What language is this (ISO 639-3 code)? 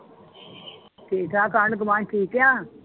pan